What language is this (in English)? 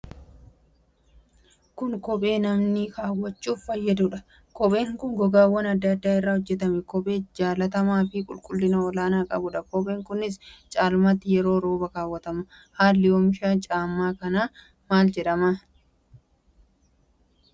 Oromo